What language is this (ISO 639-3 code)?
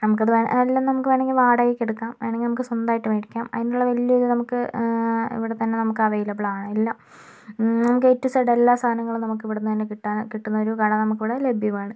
mal